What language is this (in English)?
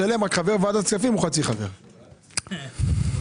Hebrew